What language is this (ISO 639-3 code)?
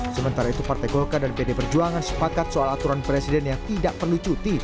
ind